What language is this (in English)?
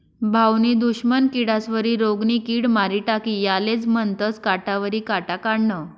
Marathi